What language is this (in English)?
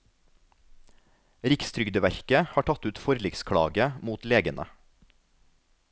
Norwegian